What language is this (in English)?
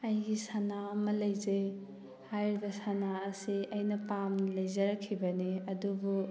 Manipuri